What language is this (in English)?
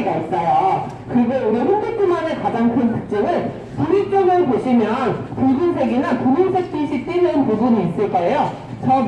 Korean